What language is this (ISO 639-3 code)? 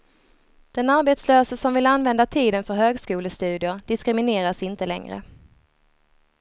swe